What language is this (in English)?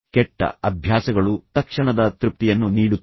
Kannada